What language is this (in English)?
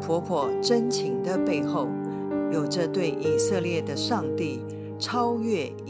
Chinese